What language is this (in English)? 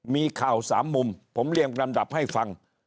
Thai